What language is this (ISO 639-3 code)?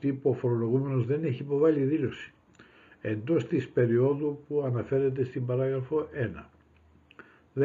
ell